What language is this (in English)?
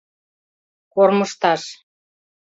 Mari